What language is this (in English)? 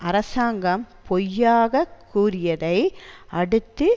Tamil